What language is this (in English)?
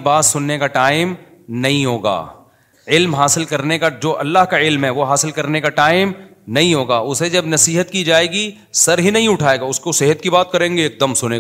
Urdu